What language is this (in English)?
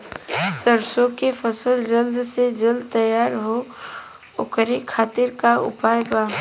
Bhojpuri